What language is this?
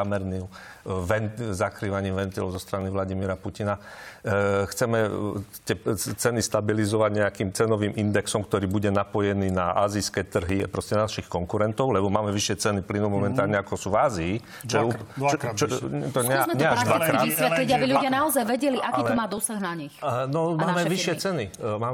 Slovak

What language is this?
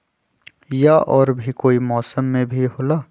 Magahi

